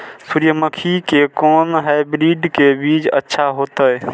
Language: Maithili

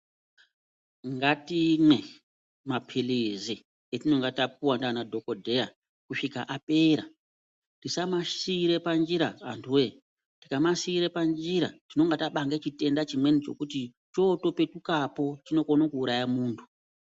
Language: Ndau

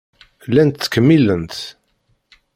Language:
Kabyle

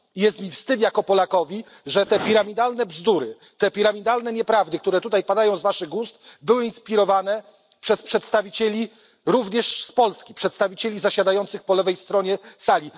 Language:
Polish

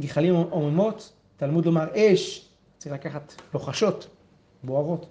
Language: Hebrew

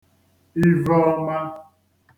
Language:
Igbo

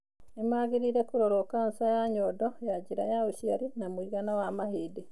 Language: Kikuyu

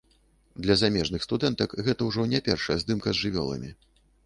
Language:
Belarusian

